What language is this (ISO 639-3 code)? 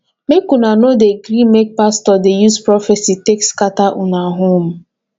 pcm